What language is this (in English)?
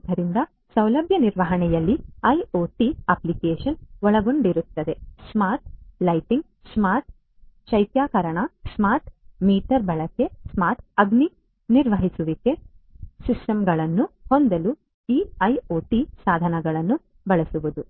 Kannada